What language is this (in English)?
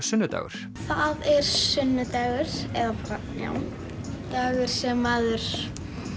Icelandic